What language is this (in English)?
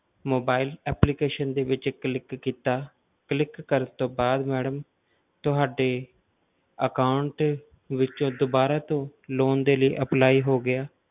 Punjabi